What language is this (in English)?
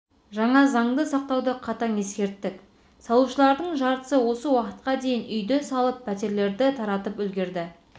Kazakh